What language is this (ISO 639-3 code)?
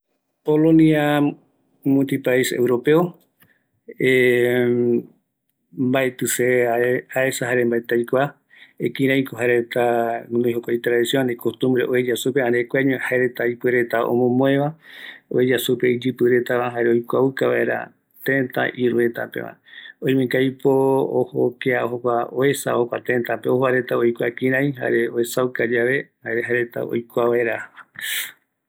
gui